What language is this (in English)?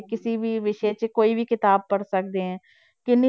Punjabi